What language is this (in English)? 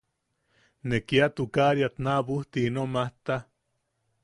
Yaqui